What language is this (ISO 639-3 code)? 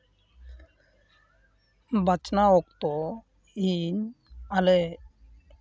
sat